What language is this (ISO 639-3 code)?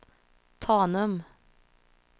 swe